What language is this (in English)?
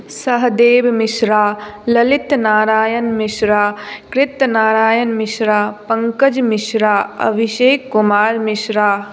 Maithili